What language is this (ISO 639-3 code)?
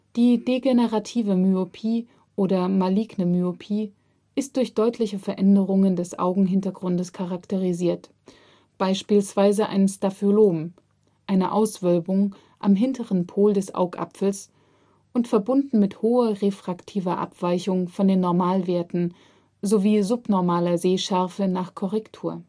deu